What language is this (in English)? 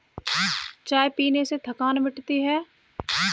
Hindi